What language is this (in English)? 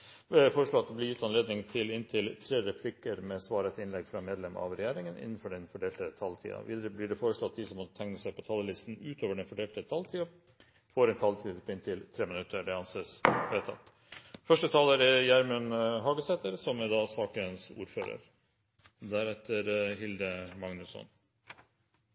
Norwegian